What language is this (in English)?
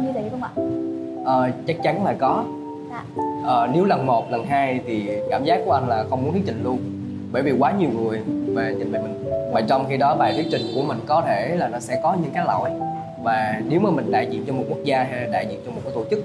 Vietnamese